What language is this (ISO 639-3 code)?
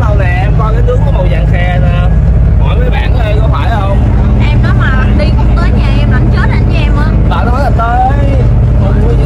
vie